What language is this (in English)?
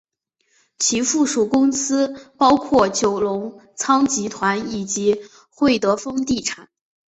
Chinese